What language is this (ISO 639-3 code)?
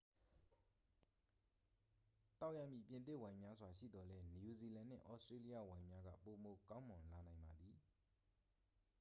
mya